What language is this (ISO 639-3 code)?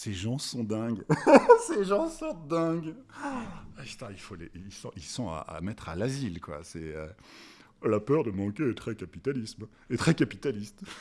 fra